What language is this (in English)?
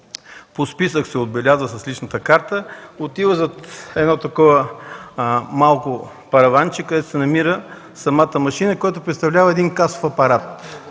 Bulgarian